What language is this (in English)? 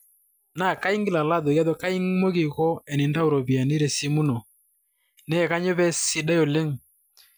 Masai